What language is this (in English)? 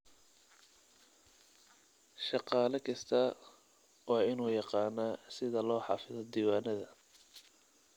Somali